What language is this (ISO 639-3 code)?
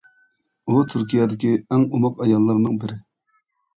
uig